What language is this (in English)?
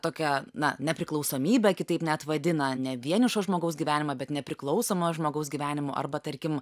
Lithuanian